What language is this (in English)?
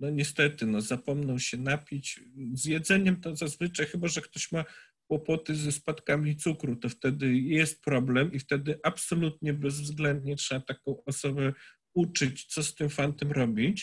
Polish